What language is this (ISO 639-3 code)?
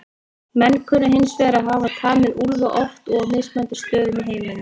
isl